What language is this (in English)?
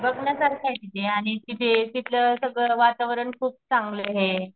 Marathi